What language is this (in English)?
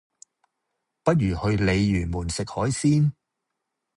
Cantonese